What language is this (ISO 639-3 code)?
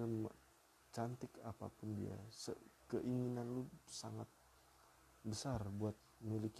ind